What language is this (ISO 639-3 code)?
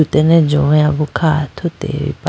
clk